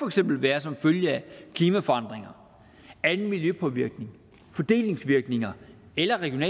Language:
Danish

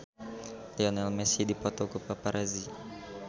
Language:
Sundanese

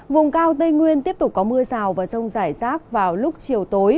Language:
Vietnamese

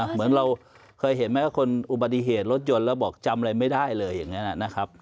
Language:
Thai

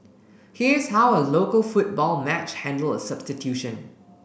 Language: English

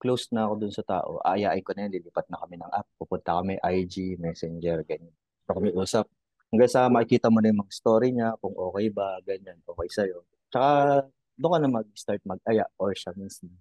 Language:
Filipino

